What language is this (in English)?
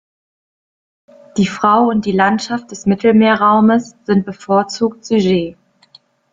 German